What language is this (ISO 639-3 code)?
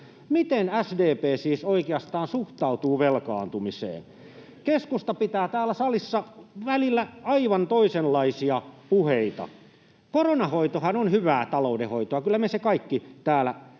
fin